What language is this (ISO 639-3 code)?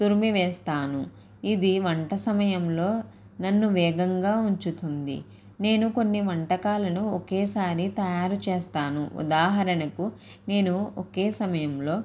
tel